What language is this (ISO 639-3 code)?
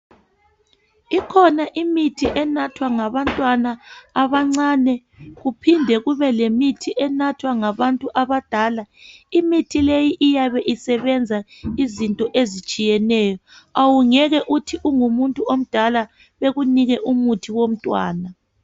nde